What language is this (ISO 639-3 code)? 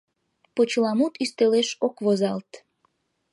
chm